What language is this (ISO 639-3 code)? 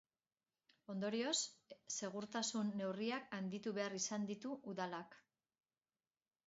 eus